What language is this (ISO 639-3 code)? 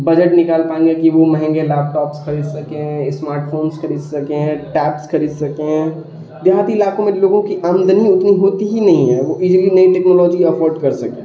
urd